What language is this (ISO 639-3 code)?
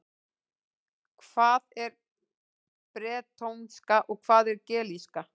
isl